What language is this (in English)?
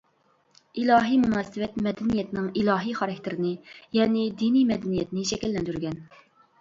Uyghur